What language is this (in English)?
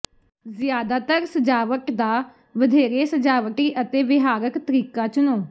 Punjabi